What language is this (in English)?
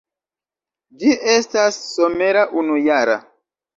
Esperanto